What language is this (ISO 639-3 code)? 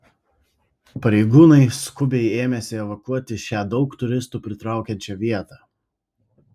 lit